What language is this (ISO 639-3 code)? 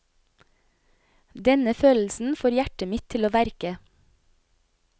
nor